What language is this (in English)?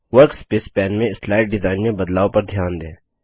Hindi